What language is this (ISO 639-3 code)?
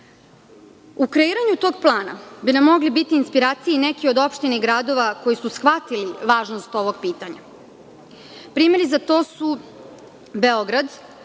srp